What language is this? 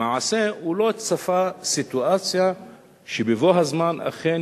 Hebrew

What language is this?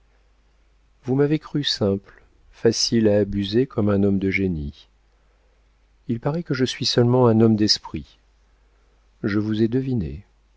French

